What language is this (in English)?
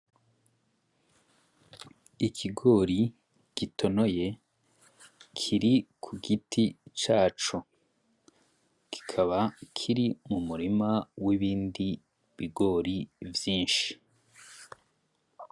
Rundi